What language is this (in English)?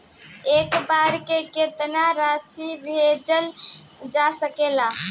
Bhojpuri